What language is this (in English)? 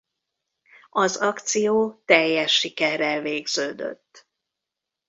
Hungarian